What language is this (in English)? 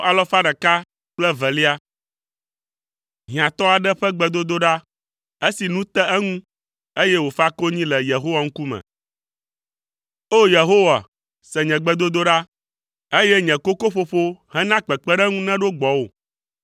Ewe